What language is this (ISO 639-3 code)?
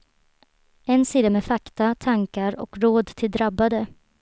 swe